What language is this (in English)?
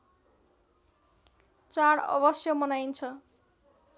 Nepali